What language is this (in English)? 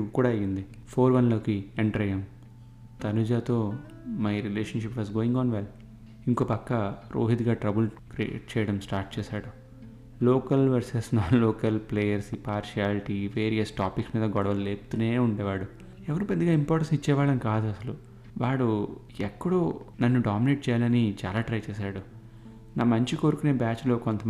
Telugu